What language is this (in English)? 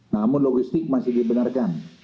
Indonesian